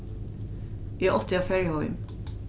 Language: Faroese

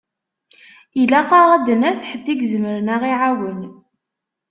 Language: Kabyle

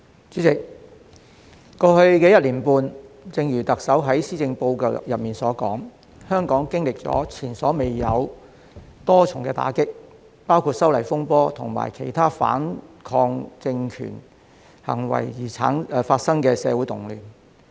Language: Cantonese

